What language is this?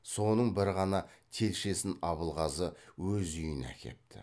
Kazakh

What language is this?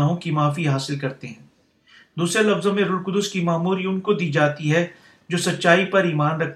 Urdu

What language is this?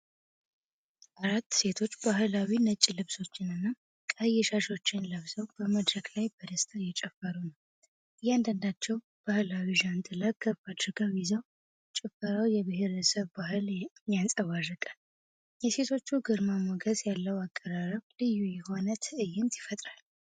Amharic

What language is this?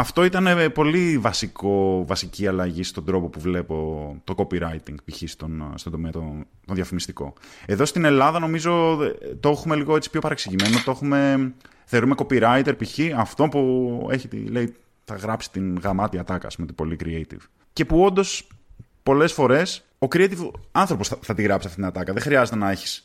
Greek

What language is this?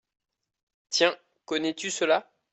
French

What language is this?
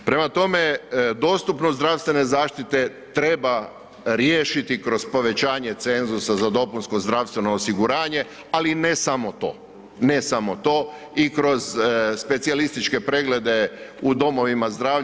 Croatian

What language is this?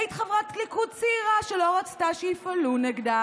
Hebrew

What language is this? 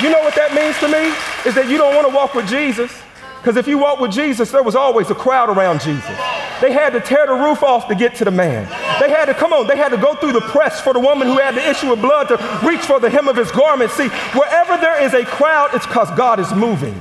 English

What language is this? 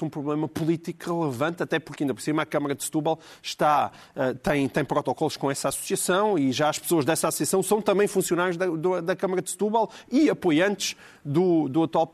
Portuguese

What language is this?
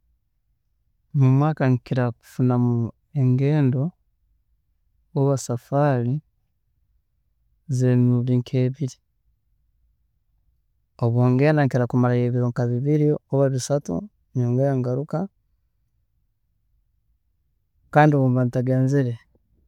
Tooro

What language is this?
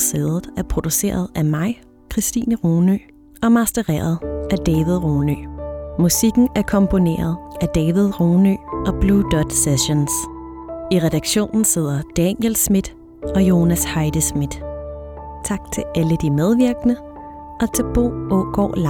Danish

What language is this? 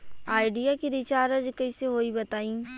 Bhojpuri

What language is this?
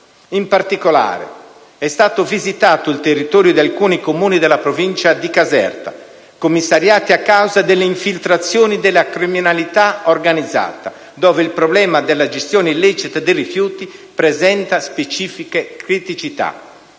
Italian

